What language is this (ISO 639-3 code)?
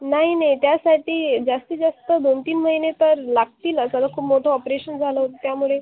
mar